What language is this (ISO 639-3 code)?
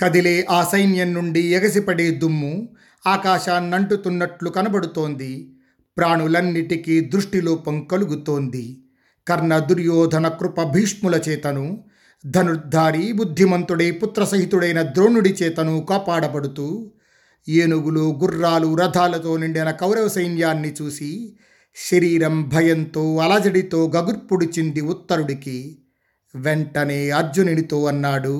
tel